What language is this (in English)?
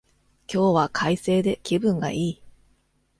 Japanese